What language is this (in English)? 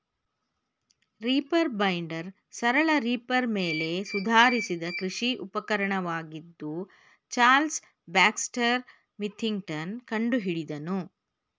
Kannada